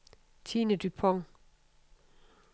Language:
Danish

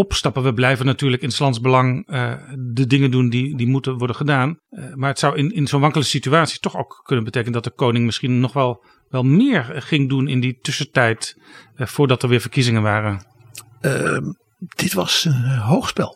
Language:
Dutch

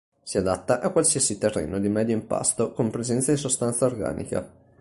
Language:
Italian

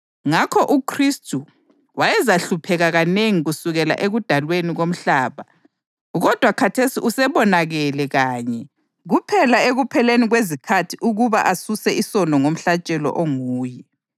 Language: North Ndebele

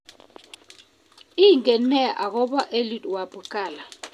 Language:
Kalenjin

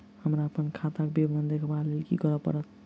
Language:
Maithili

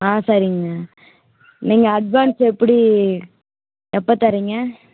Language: Tamil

